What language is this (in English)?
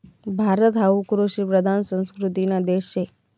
Marathi